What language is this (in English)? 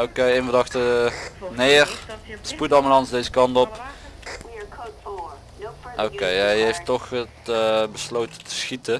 Dutch